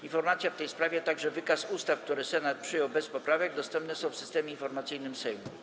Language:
Polish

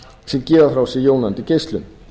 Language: Icelandic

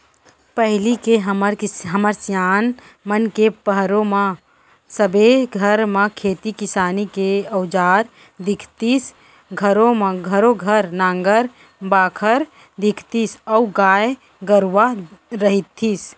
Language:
Chhattisgarhi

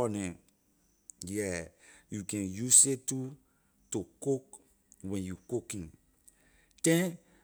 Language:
Liberian English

